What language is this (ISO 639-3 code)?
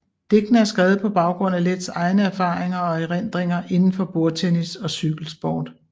dan